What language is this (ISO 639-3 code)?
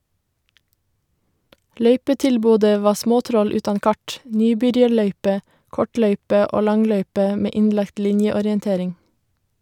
nor